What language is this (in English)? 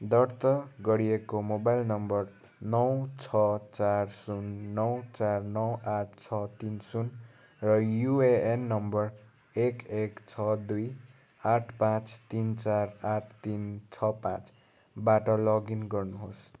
Nepali